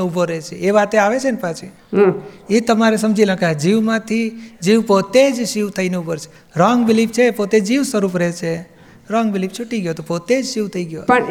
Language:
Gujarati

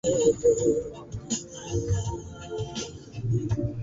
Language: Swahili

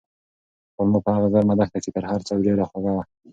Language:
Pashto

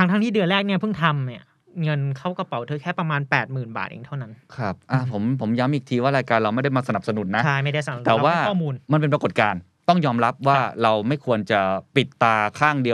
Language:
Thai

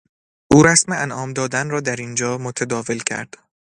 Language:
Persian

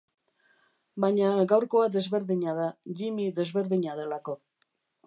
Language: Basque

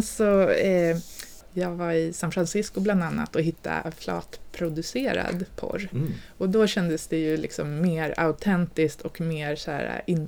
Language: Swedish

